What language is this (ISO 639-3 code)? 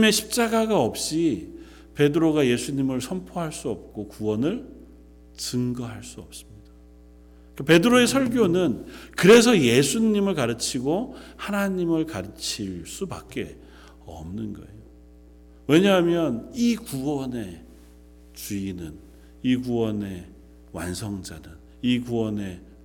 kor